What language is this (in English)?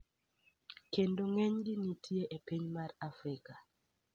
Luo (Kenya and Tanzania)